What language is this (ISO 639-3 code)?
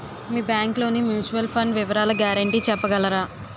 tel